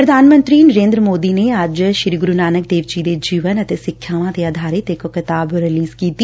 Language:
Punjabi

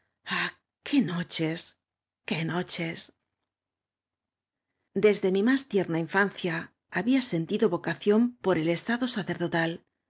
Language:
Spanish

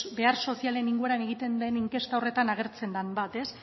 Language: Basque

